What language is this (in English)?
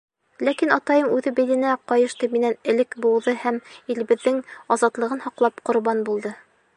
Bashkir